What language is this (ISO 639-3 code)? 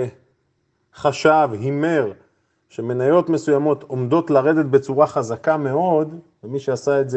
heb